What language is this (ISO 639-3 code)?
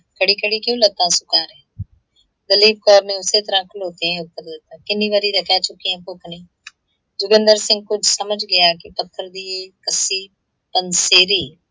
pan